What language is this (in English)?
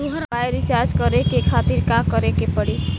Bhojpuri